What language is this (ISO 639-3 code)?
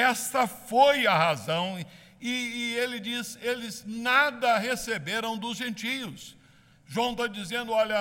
por